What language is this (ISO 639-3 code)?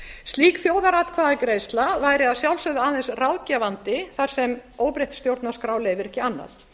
isl